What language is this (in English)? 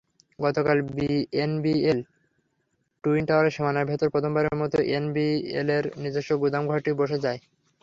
Bangla